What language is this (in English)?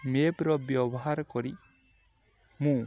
Odia